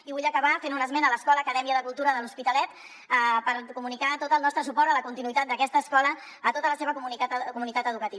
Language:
Catalan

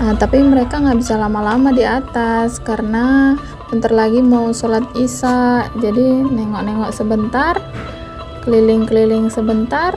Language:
Indonesian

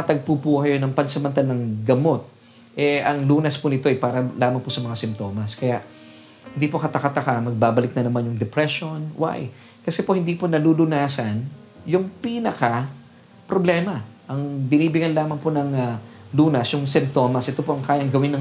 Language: Filipino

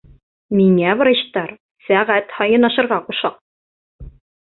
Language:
Bashkir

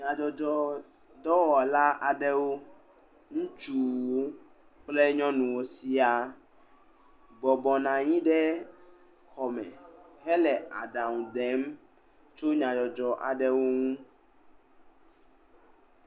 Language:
Ewe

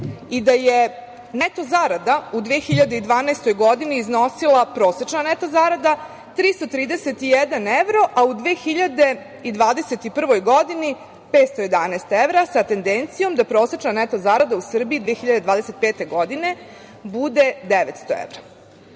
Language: Serbian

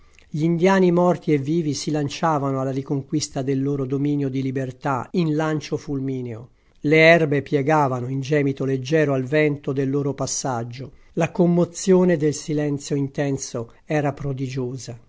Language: Italian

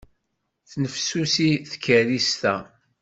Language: Kabyle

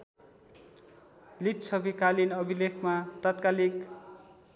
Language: Nepali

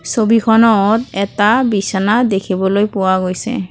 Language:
Assamese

